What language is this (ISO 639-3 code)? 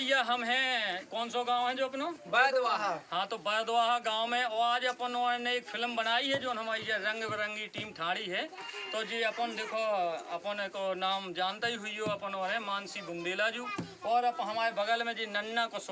hin